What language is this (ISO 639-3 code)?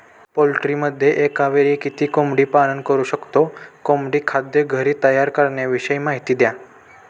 mar